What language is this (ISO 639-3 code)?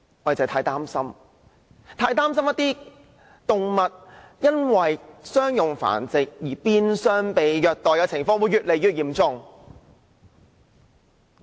yue